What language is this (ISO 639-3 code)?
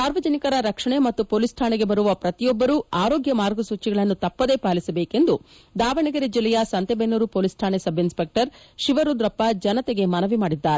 kan